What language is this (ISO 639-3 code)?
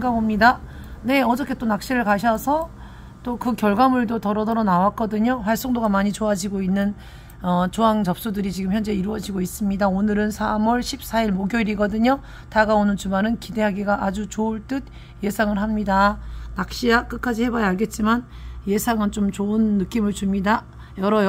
kor